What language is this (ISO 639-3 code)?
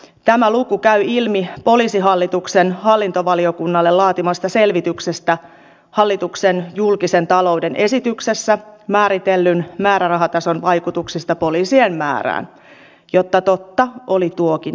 fin